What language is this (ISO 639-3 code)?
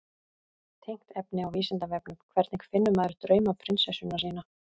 isl